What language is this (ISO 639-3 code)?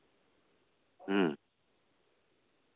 sat